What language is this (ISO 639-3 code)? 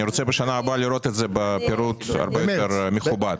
heb